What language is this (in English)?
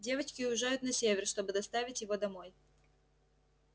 Russian